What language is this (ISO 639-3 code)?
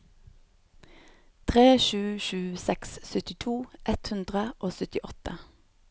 nor